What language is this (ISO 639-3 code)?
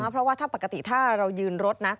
tha